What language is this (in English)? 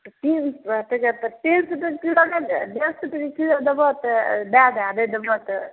Maithili